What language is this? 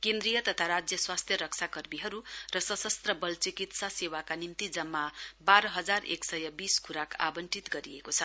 Nepali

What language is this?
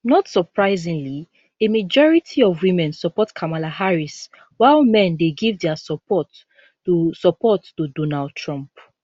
Nigerian Pidgin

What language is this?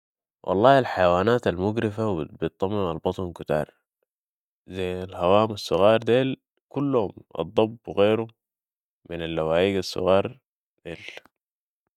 Sudanese Arabic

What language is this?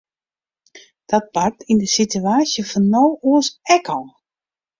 Western Frisian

